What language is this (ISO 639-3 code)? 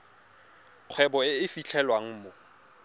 tsn